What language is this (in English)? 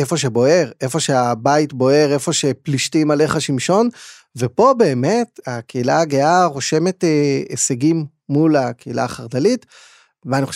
Hebrew